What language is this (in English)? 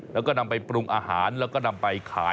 Thai